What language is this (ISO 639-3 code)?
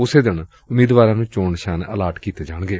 pan